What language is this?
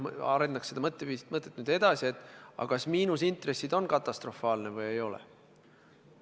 Estonian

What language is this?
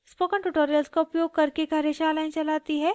Hindi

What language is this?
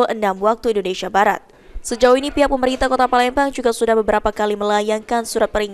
Indonesian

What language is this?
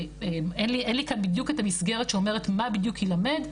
Hebrew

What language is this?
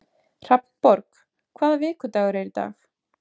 Icelandic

